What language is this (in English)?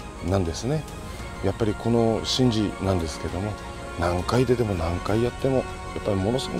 Japanese